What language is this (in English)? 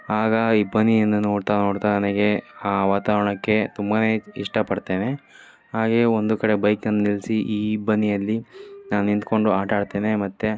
Kannada